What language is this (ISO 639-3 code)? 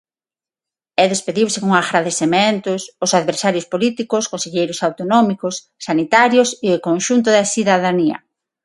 glg